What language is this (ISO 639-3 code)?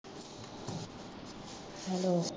pan